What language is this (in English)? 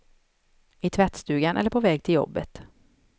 Swedish